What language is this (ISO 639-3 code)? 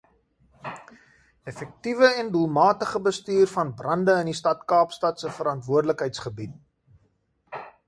afr